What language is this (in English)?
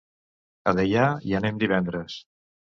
Catalan